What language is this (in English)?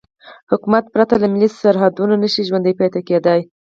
Pashto